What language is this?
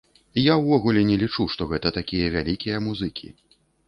Belarusian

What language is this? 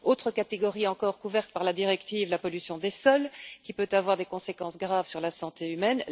French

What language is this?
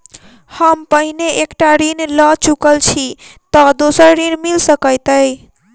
Maithili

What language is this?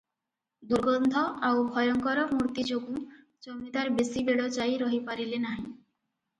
Odia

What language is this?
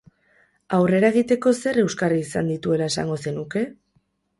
Basque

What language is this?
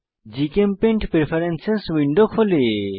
Bangla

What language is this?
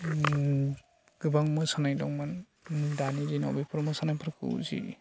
Bodo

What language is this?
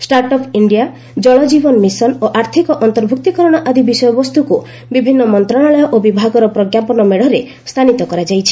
Odia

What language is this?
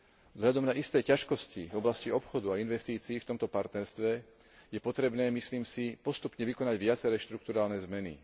Slovak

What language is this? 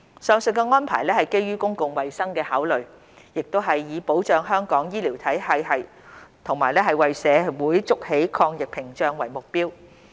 Cantonese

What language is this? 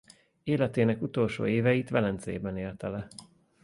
Hungarian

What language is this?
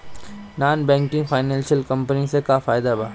Bhojpuri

